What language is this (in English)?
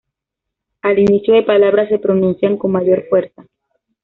Spanish